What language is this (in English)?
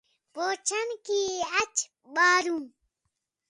Khetrani